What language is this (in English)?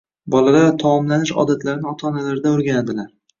Uzbek